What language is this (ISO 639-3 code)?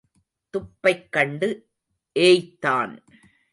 tam